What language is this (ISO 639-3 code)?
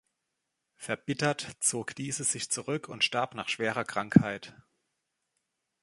deu